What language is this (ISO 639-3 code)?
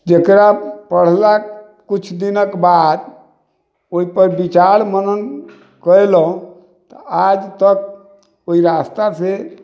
mai